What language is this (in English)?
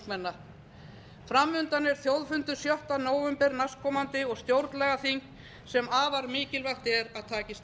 Icelandic